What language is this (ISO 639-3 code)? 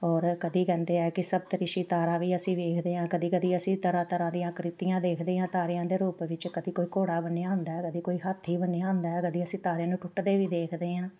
pan